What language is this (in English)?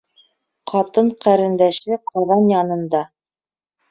Bashkir